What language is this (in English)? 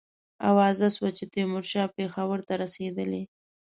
Pashto